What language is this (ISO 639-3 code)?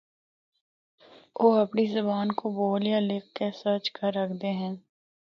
hno